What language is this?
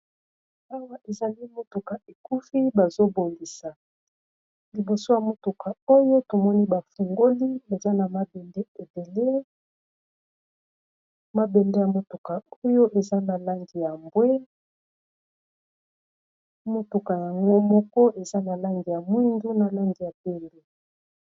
Lingala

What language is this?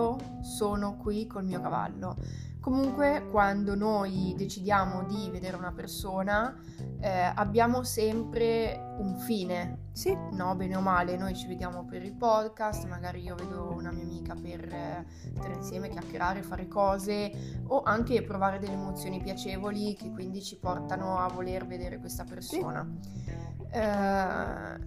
Italian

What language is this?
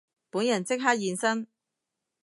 Cantonese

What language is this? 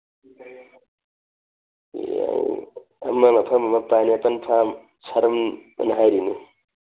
Manipuri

